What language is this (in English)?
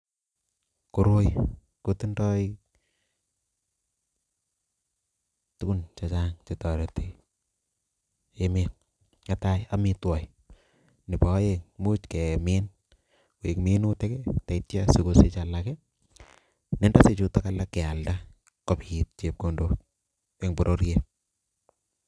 Kalenjin